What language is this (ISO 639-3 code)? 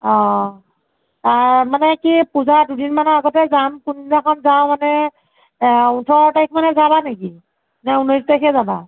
asm